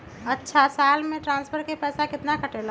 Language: Magahi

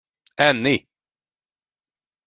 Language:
Hungarian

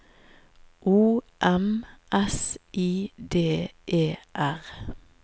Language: Norwegian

